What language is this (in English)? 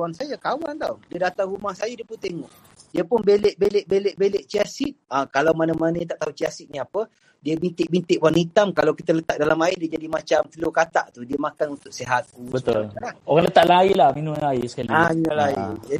Malay